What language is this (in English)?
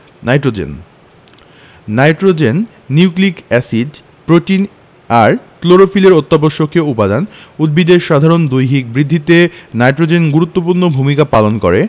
Bangla